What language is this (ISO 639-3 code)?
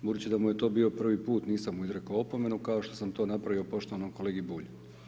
hrv